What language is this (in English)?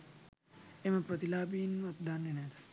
Sinhala